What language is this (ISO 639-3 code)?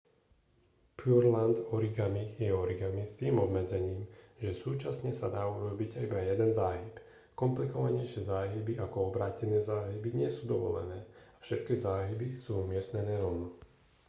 slk